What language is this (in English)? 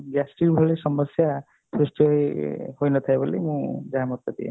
Odia